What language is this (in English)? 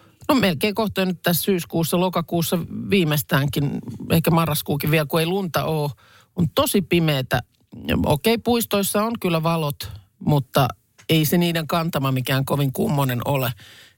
Finnish